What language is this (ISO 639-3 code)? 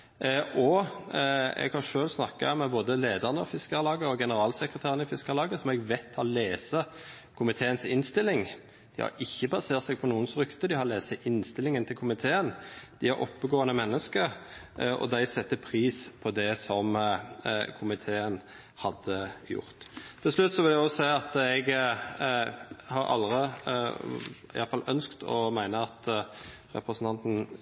nno